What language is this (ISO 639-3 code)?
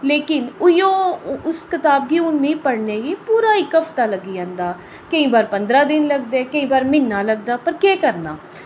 doi